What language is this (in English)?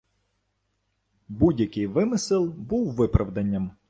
Ukrainian